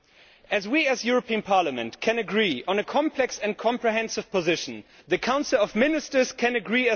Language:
English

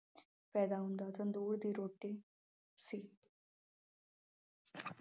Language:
Punjabi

